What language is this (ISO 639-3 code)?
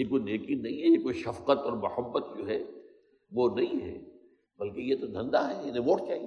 urd